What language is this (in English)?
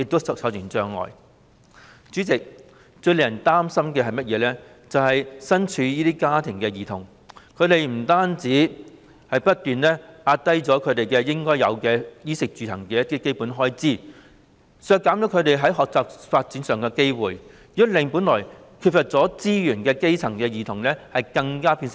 Cantonese